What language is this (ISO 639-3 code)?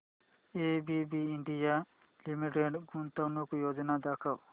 mar